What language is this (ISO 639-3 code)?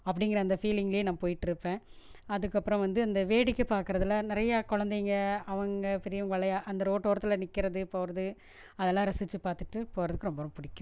tam